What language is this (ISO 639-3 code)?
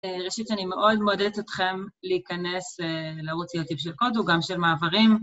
heb